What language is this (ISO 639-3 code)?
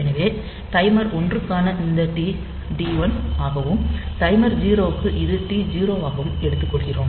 tam